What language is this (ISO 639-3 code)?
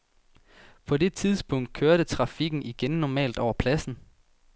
dan